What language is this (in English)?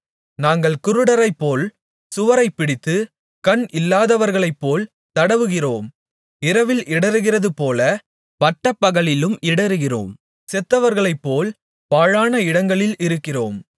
Tamil